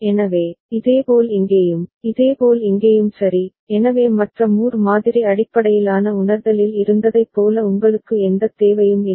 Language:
Tamil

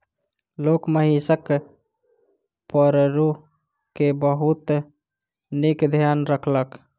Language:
Maithili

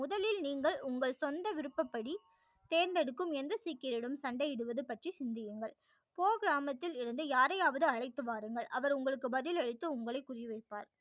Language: Tamil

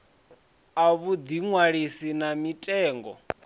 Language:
Venda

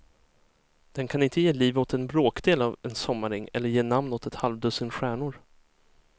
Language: Swedish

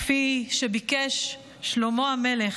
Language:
Hebrew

